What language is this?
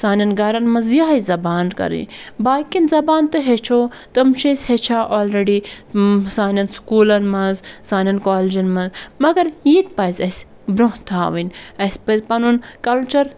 Kashmiri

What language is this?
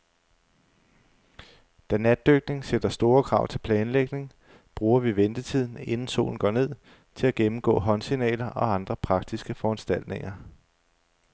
Danish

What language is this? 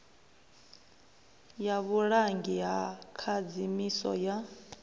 Venda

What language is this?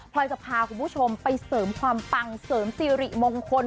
Thai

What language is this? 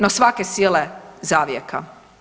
Croatian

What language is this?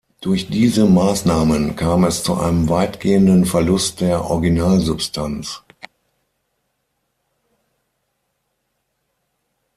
German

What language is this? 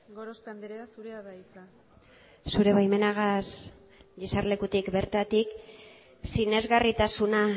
Basque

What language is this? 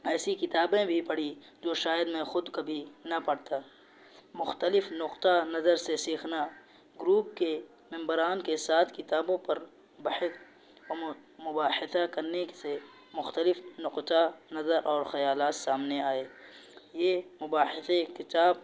Urdu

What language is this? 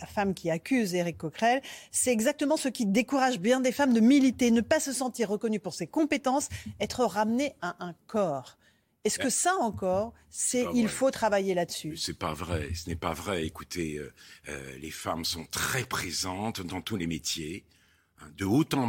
French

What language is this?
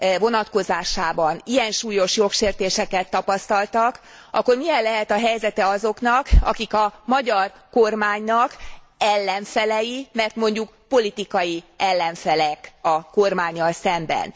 Hungarian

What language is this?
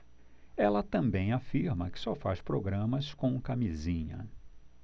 Portuguese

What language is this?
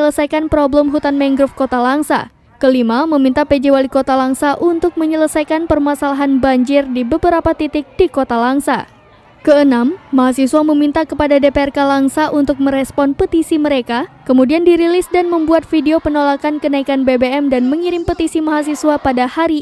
Indonesian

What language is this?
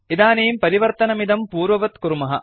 Sanskrit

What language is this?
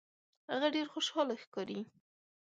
Pashto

